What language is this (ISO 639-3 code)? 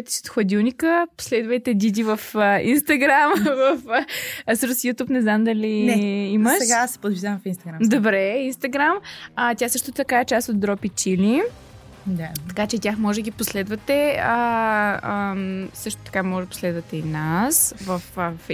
bul